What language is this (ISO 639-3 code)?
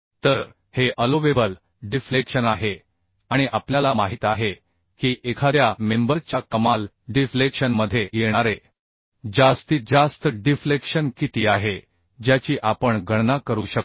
mar